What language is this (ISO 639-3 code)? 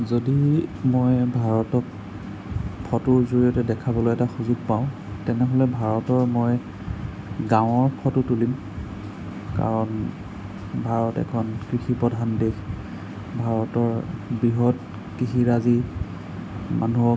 asm